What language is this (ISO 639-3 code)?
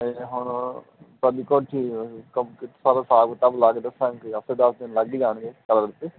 pan